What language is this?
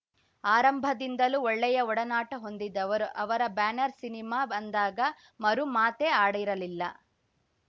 Kannada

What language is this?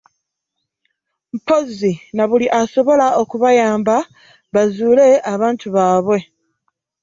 Ganda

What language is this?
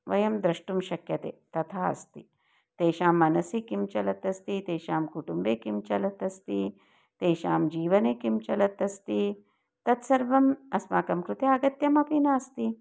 Sanskrit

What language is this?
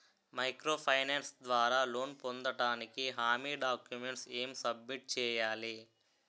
Telugu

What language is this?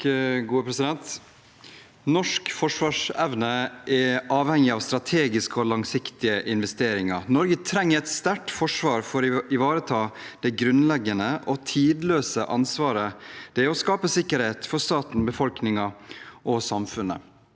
Norwegian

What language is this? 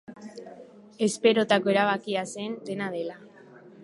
Basque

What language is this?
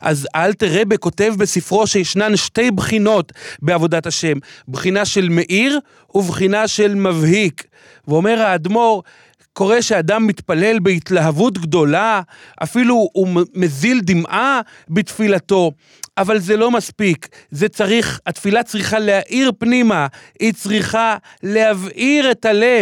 Hebrew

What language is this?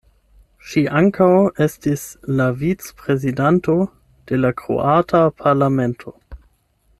Esperanto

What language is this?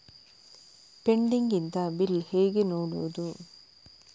Kannada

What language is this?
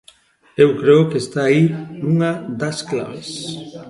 Galician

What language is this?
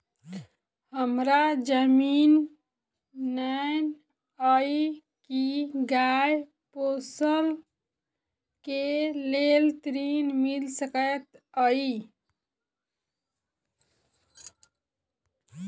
Maithili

